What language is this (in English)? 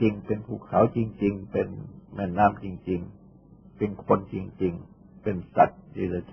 Thai